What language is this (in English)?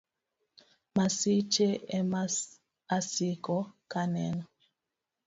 Luo (Kenya and Tanzania)